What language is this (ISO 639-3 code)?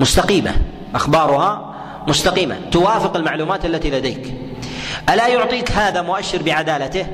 ara